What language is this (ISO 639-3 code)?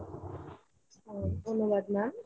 ben